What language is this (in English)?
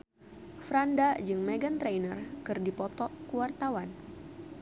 Sundanese